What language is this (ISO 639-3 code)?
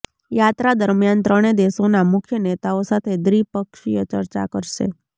guj